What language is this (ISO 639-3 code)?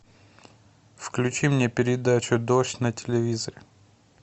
rus